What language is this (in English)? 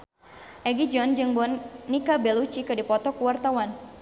Sundanese